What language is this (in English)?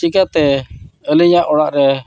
Santali